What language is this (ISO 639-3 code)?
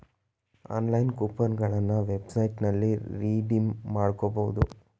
kan